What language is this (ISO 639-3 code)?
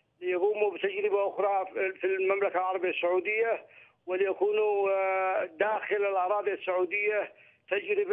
ara